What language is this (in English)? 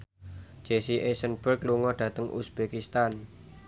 Javanese